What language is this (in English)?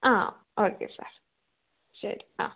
Malayalam